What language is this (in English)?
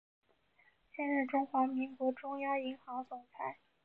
Chinese